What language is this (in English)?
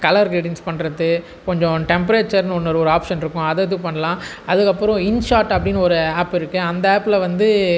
Tamil